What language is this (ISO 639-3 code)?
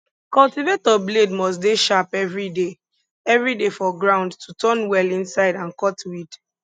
pcm